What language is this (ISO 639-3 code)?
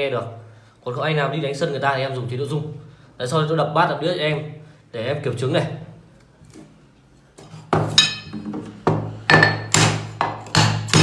vie